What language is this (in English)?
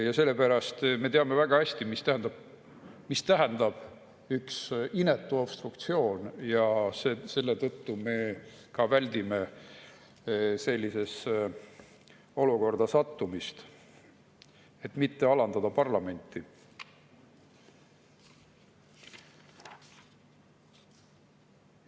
Estonian